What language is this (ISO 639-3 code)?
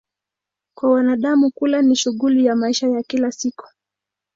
swa